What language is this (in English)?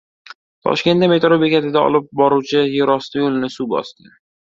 Uzbek